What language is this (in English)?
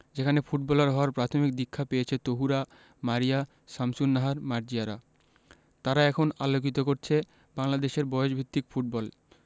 Bangla